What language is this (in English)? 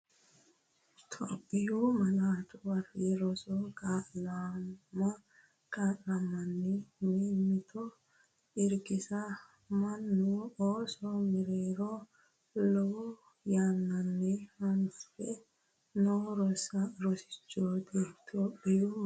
Sidamo